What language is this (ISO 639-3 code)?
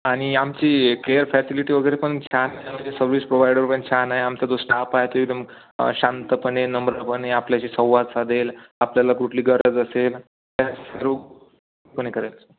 mar